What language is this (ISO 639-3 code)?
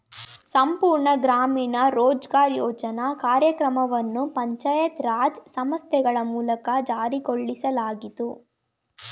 kan